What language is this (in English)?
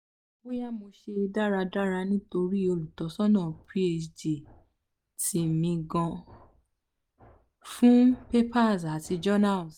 Yoruba